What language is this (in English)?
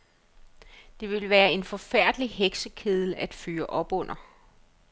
Danish